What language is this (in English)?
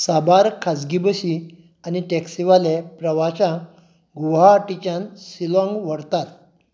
Konkani